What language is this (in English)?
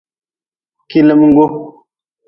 Nawdm